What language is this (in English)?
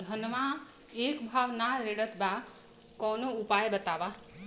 Bhojpuri